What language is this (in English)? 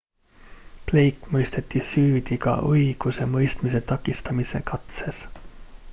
Estonian